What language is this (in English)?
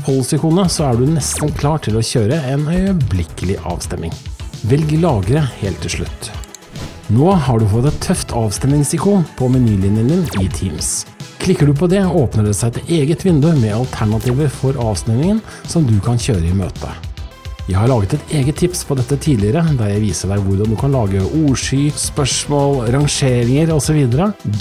Norwegian